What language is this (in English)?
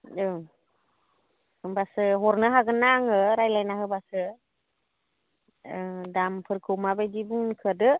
Bodo